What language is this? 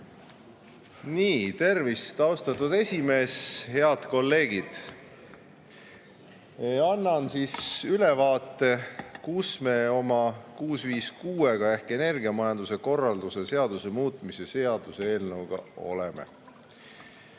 Estonian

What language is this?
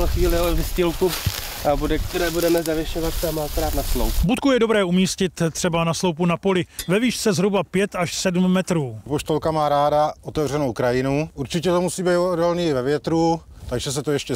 Czech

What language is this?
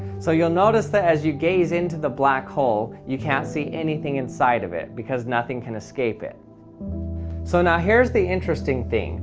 English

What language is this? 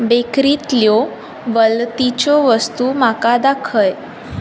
Konkani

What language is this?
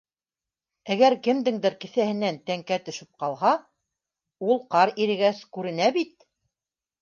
Bashkir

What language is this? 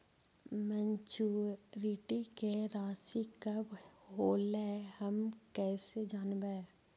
Magahi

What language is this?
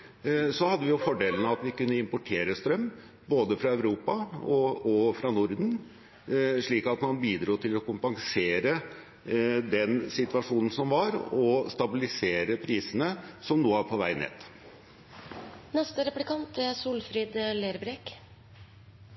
Norwegian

